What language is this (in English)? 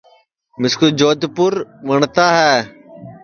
Sansi